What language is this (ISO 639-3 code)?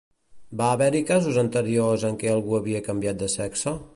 cat